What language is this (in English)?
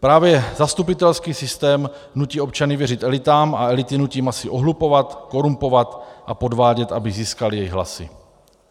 Czech